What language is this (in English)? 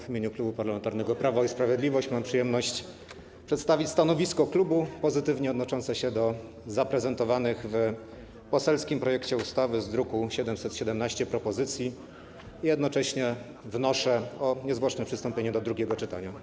Polish